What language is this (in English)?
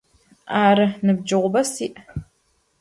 Adyghe